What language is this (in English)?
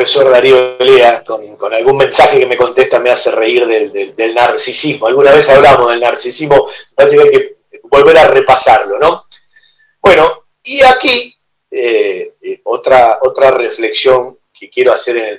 Spanish